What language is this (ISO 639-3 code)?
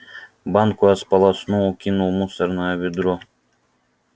rus